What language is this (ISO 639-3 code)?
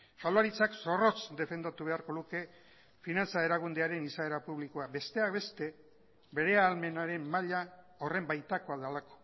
eus